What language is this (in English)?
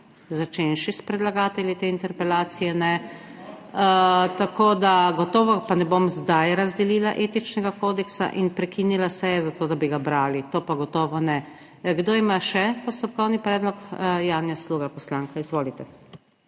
Slovenian